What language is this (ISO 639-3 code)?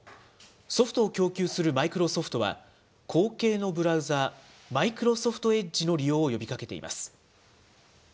jpn